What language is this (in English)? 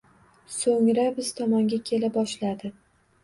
Uzbek